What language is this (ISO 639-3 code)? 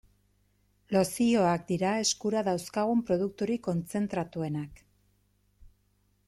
eus